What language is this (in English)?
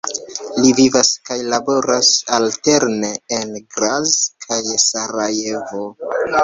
Esperanto